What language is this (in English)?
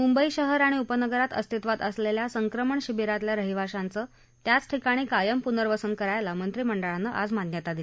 Marathi